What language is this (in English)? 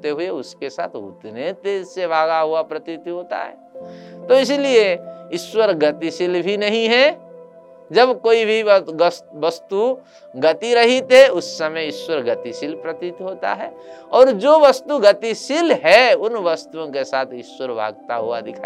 Hindi